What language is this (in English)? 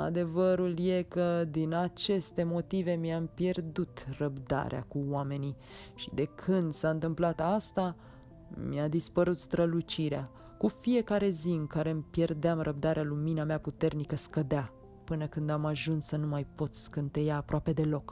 Romanian